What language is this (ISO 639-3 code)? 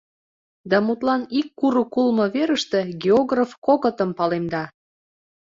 chm